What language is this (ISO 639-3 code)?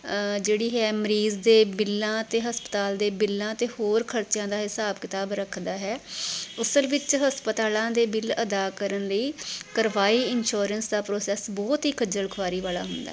pan